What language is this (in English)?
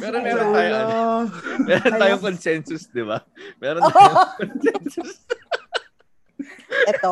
Filipino